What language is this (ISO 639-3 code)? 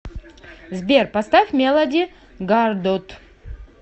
rus